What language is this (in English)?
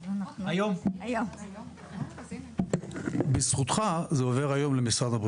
Hebrew